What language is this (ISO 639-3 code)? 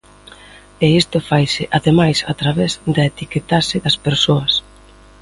glg